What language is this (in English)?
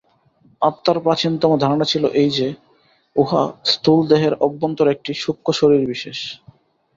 Bangla